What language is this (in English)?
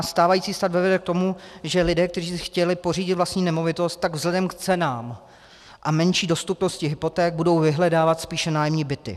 Czech